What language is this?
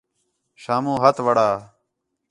Khetrani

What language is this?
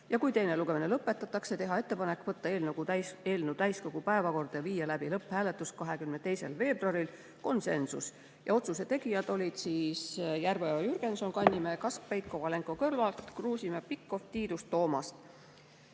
Estonian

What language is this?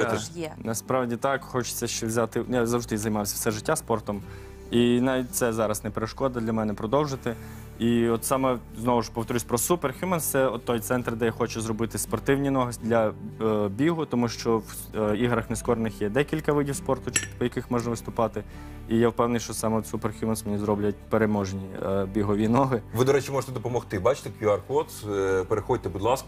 Ukrainian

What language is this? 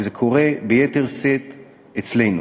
Hebrew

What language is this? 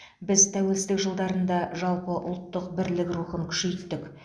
Kazakh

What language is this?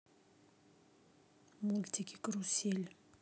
Russian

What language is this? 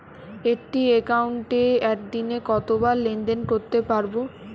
Bangla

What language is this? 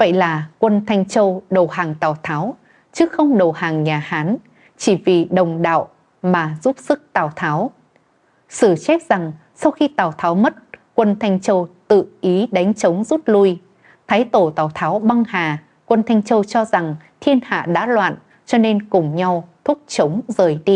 Vietnamese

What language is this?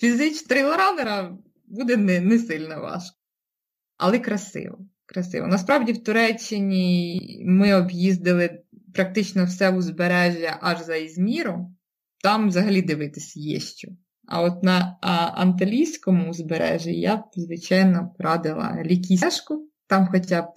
Ukrainian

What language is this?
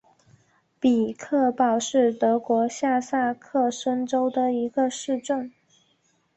Chinese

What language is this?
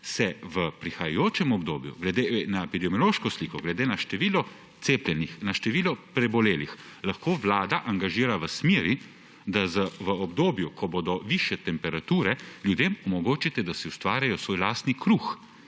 Slovenian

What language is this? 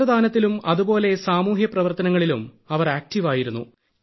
Malayalam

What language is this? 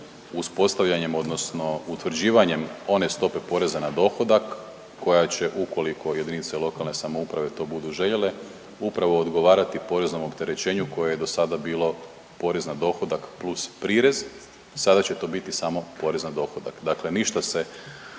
Croatian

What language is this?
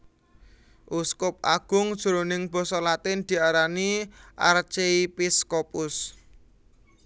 Javanese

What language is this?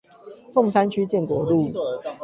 Chinese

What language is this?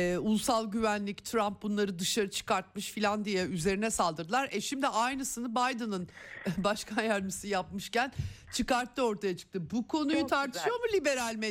Turkish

